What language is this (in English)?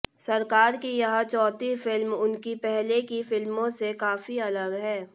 Hindi